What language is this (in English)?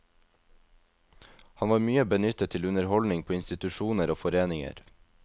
Norwegian